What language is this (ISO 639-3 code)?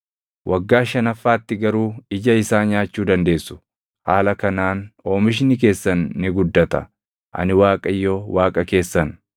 orm